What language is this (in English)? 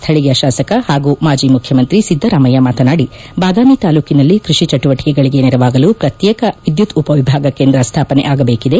Kannada